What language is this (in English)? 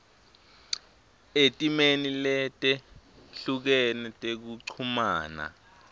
Swati